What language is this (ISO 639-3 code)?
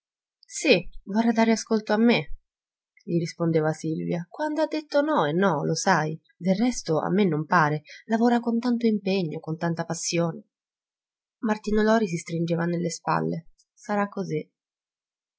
ita